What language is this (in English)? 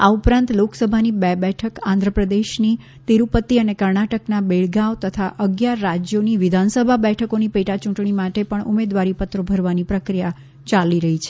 Gujarati